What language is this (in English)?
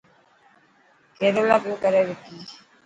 Dhatki